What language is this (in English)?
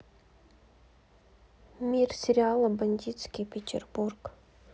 Russian